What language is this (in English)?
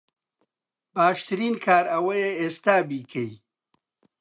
Central Kurdish